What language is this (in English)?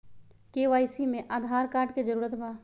Magahi